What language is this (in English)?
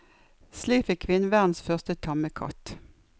Norwegian